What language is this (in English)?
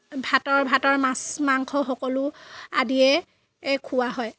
Assamese